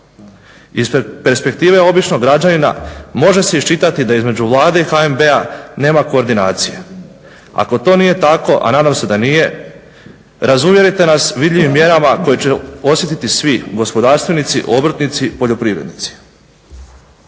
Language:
Croatian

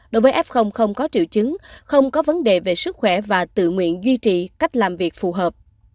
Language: Vietnamese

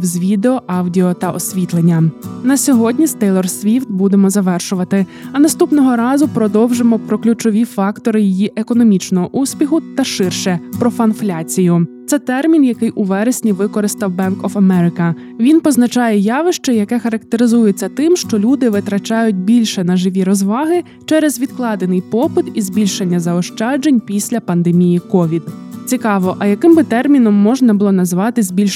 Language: Ukrainian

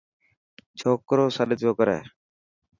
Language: Dhatki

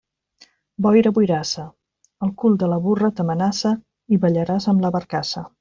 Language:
Catalan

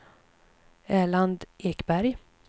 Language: Swedish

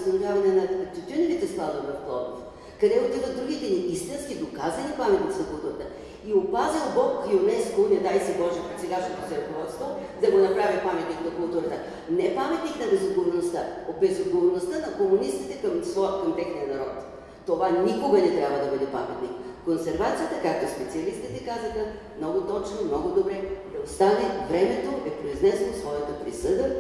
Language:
Bulgarian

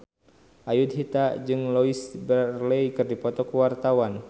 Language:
Sundanese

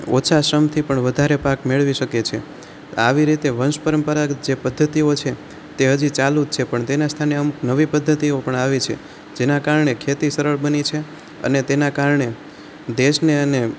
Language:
Gujarati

